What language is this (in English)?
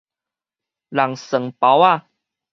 Min Nan Chinese